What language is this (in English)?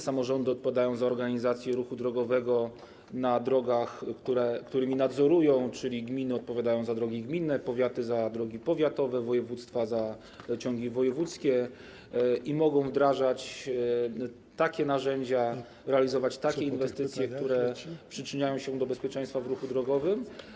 Polish